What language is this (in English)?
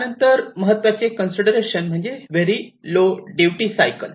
Marathi